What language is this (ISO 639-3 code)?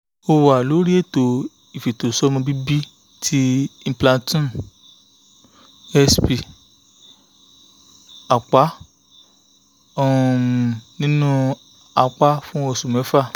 yor